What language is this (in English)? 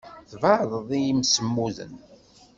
Kabyle